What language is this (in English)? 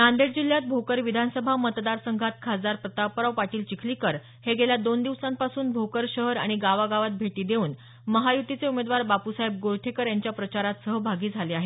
Marathi